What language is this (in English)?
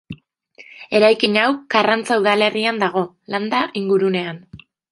Basque